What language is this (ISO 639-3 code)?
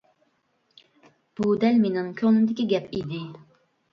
uig